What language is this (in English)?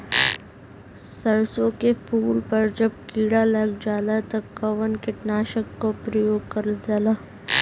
Bhojpuri